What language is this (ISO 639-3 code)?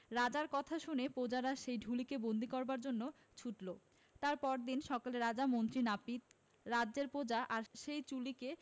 ben